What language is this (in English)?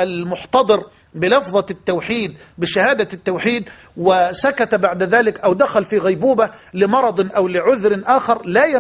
Arabic